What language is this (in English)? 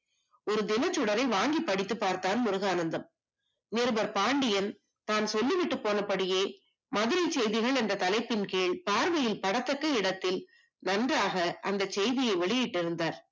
Tamil